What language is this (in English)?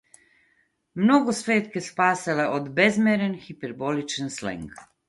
Macedonian